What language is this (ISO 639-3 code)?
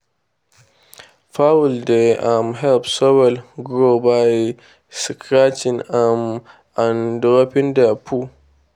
pcm